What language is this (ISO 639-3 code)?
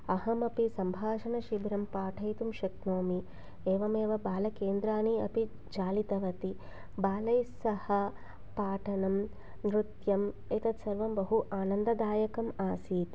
san